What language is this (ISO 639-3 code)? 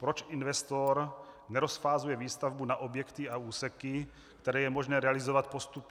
ces